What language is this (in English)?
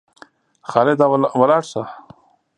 Pashto